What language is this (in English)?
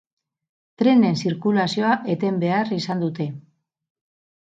Basque